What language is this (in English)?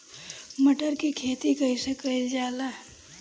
Bhojpuri